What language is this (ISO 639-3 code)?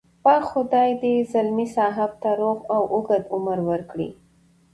pus